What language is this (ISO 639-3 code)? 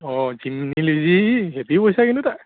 asm